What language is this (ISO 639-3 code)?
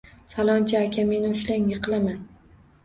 uzb